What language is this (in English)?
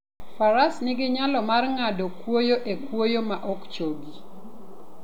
Luo (Kenya and Tanzania)